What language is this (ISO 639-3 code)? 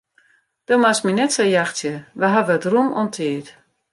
fry